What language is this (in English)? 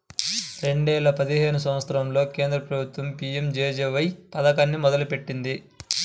Telugu